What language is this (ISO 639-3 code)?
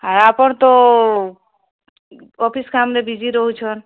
ori